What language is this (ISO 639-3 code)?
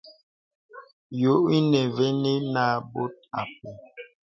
beb